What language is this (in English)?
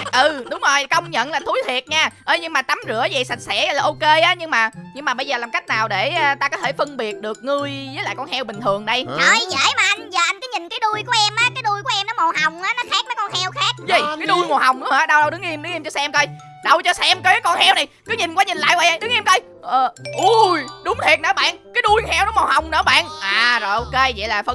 Vietnamese